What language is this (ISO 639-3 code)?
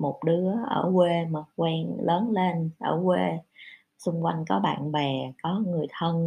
vie